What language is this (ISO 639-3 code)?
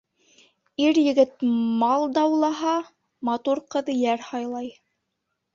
bak